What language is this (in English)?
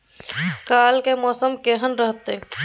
Maithili